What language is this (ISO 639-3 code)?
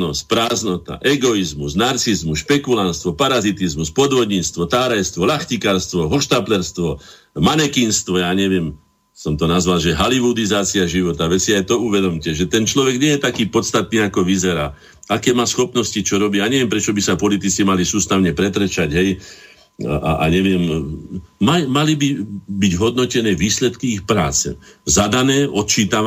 slk